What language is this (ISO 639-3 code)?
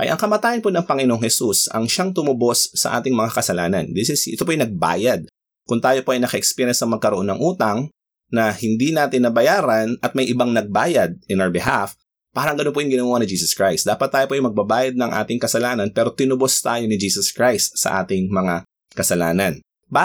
fil